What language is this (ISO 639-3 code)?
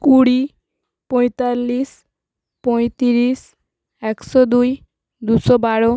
ben